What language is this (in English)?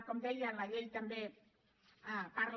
Catalan